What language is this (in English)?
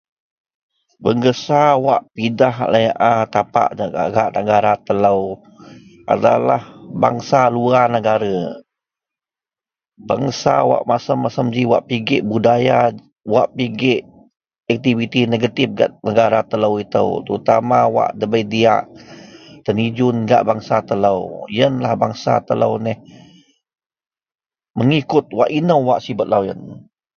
Central Melanau